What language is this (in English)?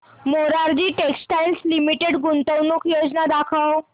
Marathi